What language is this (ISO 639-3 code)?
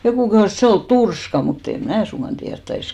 fin